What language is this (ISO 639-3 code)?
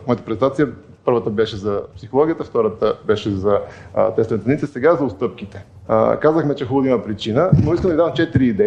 bul